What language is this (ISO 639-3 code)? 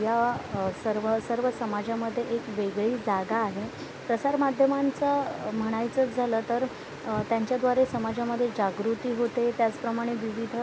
mar